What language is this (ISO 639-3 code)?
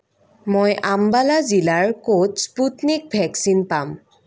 asm